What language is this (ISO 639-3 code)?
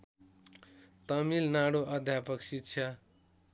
nep